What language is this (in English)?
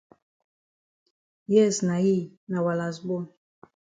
Cameroon Pidgin